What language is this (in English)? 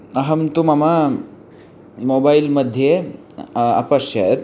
Sanskrit